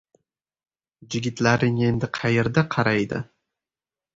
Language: Uzbek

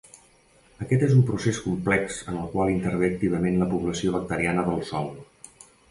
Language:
Catalan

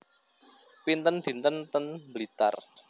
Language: Javanese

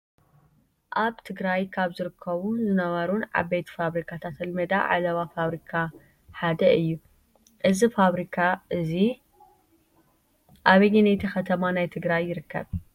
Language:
Tigrinya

